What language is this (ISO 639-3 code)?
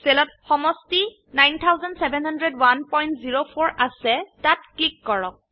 asm